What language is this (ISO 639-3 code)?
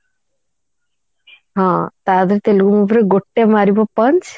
ori